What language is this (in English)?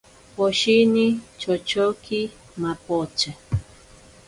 Ashéninka Perené